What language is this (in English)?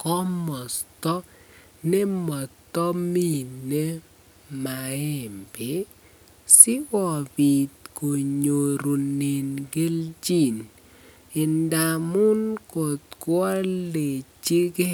Kalenjin